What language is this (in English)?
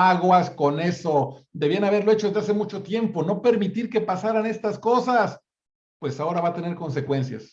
Spanish